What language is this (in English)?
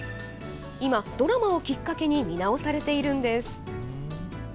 Japanese